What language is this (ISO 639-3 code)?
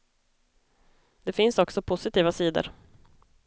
swe